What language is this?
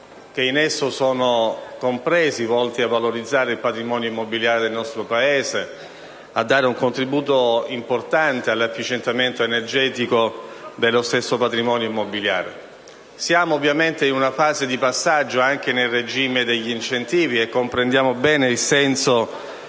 Italian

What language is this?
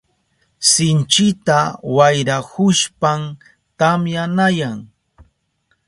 Southern Pastaza Quechua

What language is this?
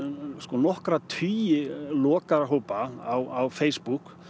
Icelandic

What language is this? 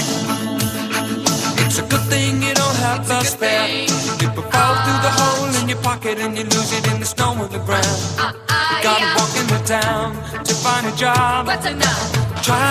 Italian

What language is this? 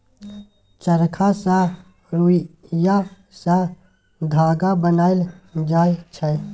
Maithili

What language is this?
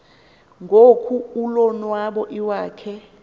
Xhosa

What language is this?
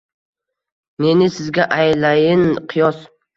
Uzbek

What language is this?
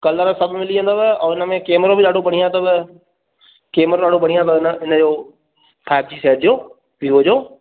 Sindhi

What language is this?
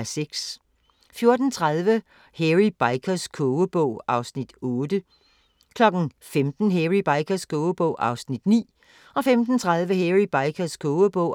Danish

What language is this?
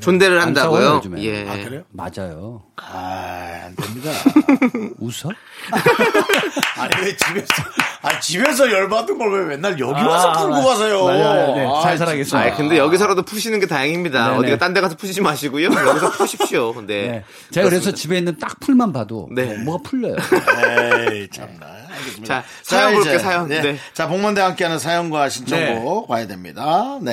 Korean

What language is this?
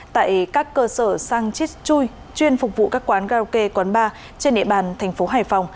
Vietnamese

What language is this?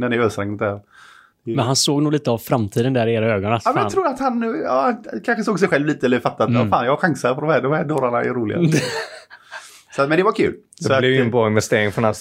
Swedish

